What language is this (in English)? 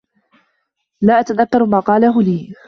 Arabic